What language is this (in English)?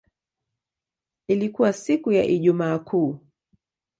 Swahili